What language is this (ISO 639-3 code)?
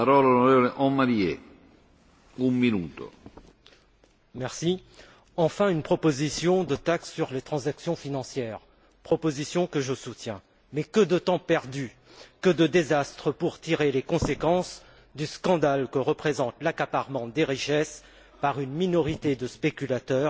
fra